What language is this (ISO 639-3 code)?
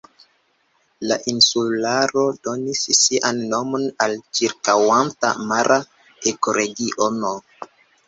epo